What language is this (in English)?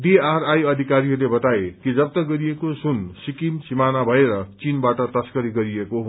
Nepali